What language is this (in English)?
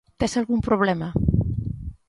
Galician